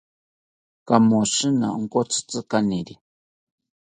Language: South Ucayali Ashéninka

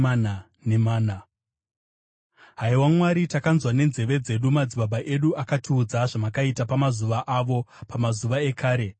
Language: Shona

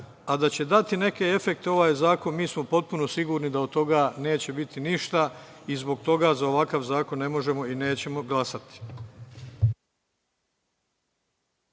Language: Serbian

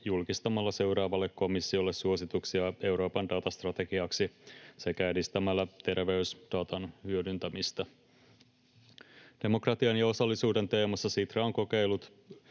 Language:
Finnish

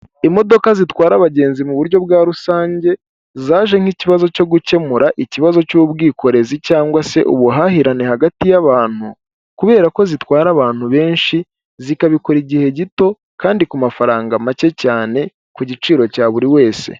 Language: Kinyarwanda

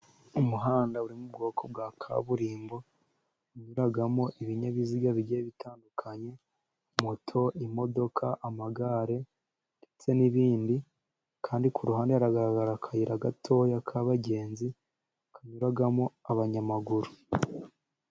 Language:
Kinyarwanda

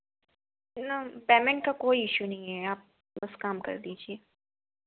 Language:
Hindi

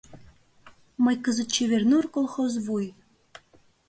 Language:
Mari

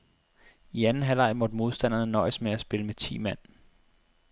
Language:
Danish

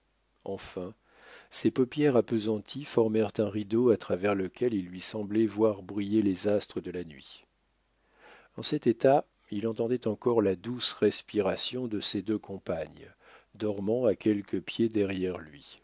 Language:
French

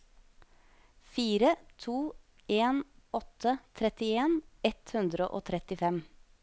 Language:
Norwegian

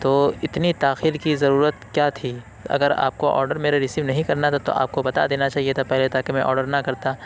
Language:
Urdu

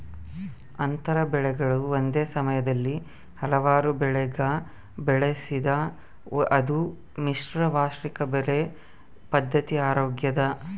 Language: Kannada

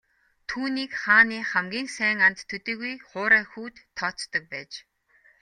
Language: Mongolian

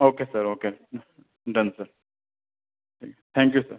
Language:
Urdu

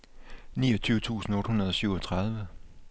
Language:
Danish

